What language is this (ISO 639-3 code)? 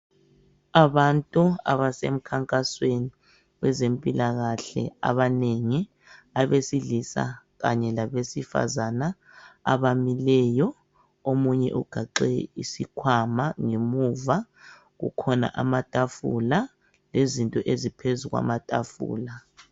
nde